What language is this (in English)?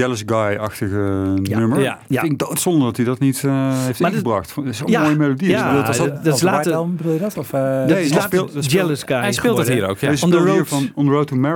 Dutch